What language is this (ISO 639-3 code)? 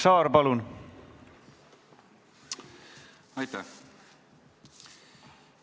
est